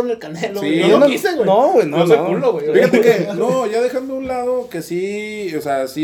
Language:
Spanish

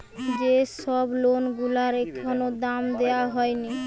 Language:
Bangla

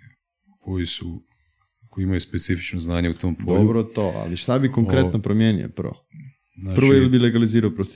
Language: Croatian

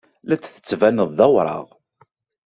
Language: Kabyle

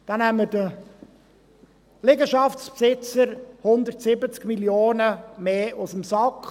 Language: Swiss German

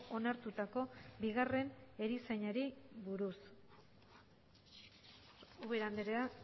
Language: Basque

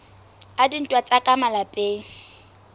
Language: Southern Sotho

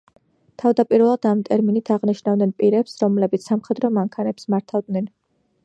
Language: Georgian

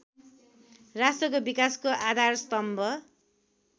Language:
Nepali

